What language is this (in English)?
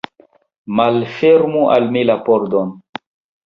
Esperanto